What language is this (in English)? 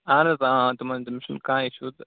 Kashmiri